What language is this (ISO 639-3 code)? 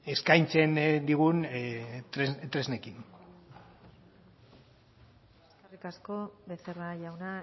eus